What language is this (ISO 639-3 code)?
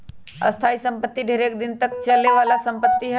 mag